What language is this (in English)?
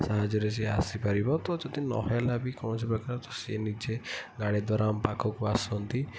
Odia